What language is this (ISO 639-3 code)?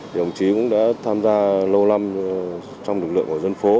vie